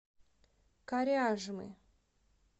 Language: Russian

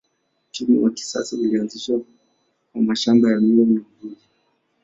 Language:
Swahili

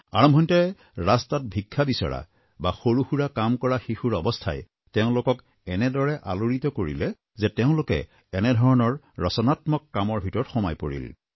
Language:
Assamese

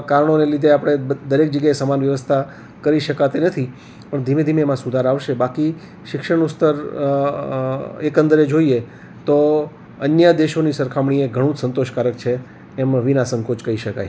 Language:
Gujarati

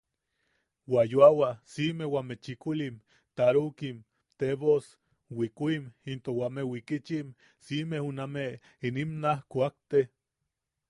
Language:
Yaqui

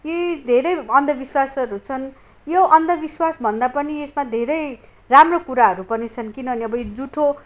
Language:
Nepali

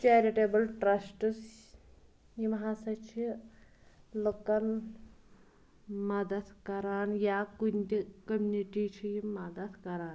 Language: Kashmiri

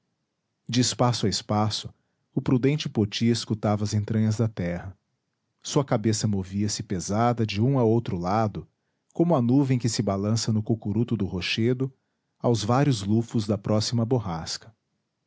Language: Portuguese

